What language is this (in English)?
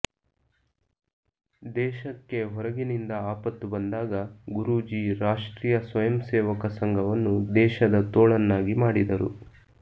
Kannada